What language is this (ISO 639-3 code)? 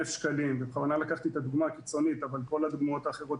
heb